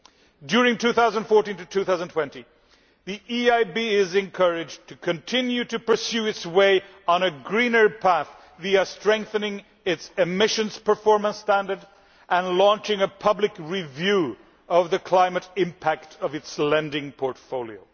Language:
English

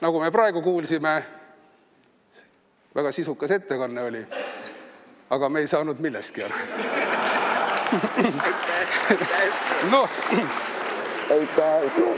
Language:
Estonian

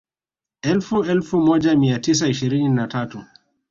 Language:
Swahili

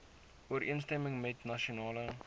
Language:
Afrikaans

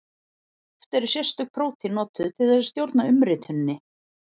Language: Icelandic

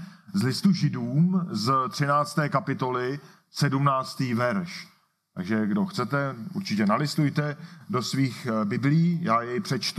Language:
Czech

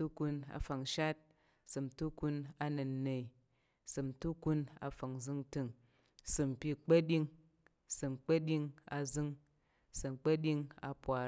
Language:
Tarok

